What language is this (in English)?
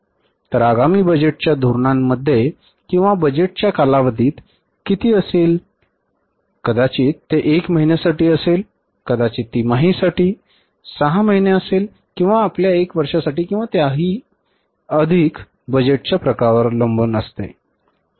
Marathi